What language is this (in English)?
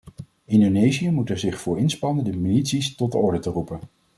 Dutch